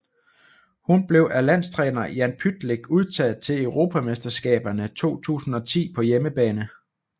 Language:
Danish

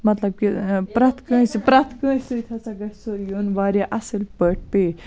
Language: Kashmiri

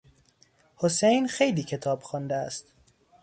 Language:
Persian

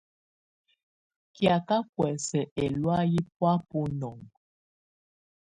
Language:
Tunen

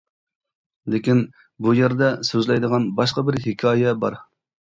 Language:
Uyghur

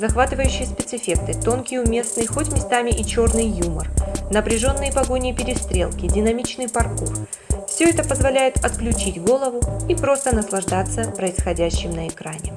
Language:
Russian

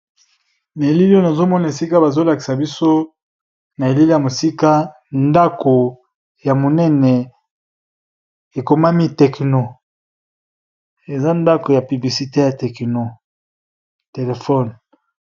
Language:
Lingala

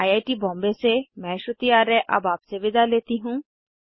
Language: Hindi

